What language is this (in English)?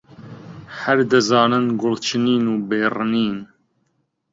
Central Kurdish